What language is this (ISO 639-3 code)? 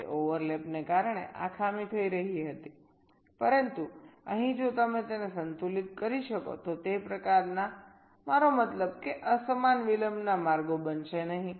guj